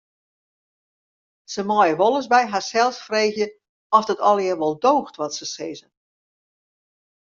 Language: Western Frisian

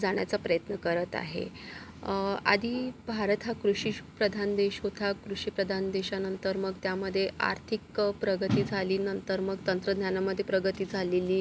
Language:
Marathi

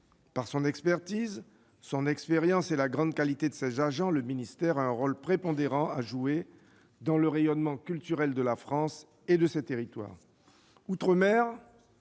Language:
French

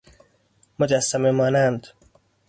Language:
Persian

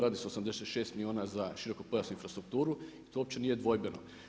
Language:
Croatian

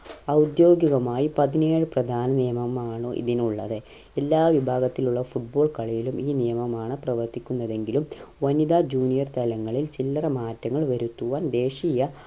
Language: Malayalam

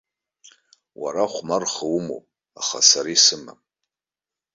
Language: Abkhazian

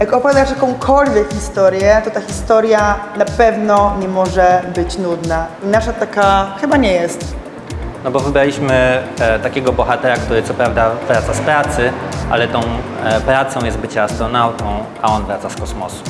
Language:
Polish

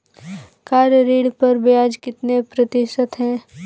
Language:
Hindi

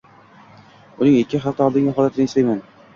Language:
Uzbek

